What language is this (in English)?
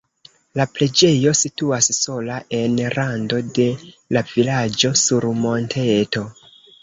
Esperanto